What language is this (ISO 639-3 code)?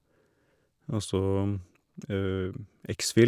nor